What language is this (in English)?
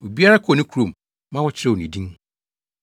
Akan